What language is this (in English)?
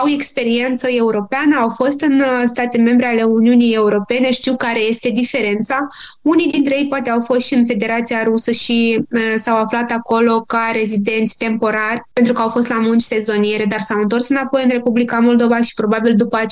Romanian